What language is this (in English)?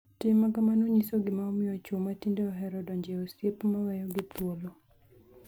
Luo (Kenya and Tanzania)